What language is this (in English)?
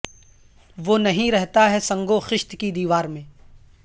Urdu